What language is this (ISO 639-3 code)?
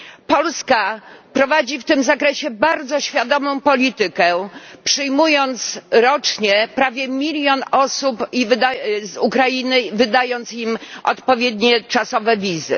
pol